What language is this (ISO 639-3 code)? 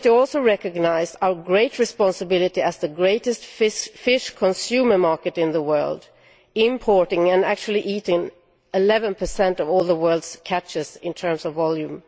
eng